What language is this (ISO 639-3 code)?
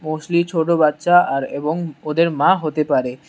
ben